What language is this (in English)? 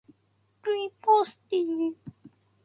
Japanese